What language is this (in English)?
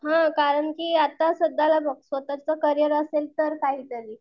Marathi